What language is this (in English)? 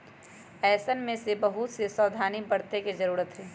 Magahi